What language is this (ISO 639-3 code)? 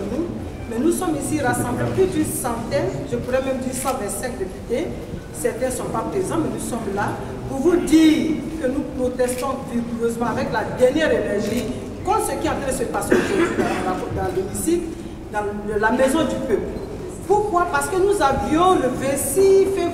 fra